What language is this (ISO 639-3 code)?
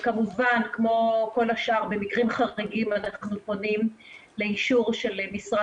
heb